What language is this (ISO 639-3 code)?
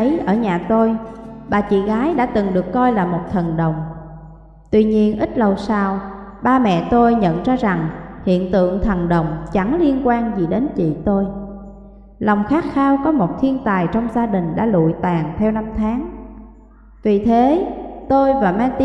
vie